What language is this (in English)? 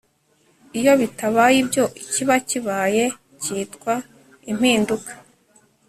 Kinyarwanda